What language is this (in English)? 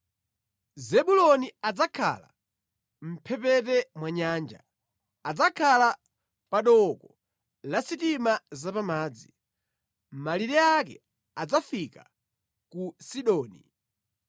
Nyanja